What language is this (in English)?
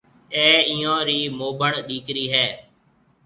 Marwari (Pakistan)